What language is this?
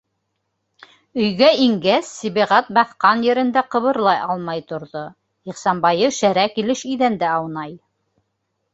Bashkir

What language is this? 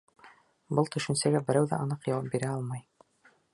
Bashkir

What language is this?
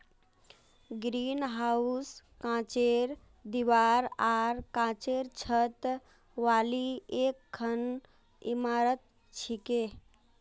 Magahi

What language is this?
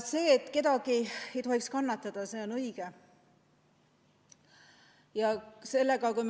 Estonian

